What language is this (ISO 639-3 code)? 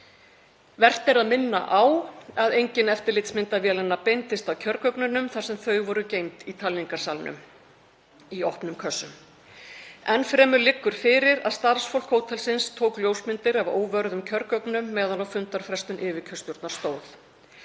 isl